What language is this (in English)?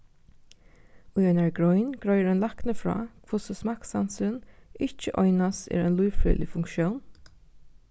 Faroese